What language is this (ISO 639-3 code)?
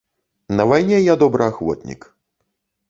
bel